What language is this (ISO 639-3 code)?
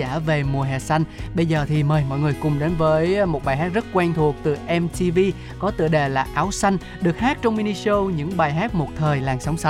vie